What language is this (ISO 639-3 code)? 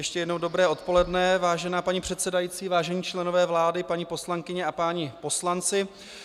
ces